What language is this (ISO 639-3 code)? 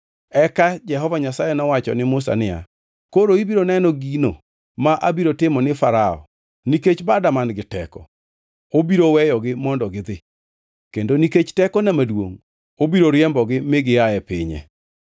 luo